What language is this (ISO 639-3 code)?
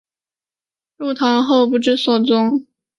zho